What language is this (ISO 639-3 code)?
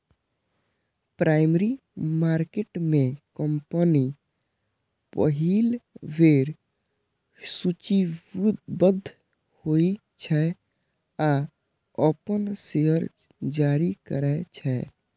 mai